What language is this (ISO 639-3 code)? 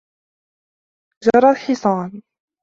ara